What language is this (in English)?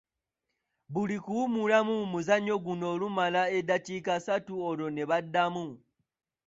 Ganda